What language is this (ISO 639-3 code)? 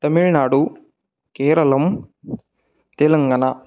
san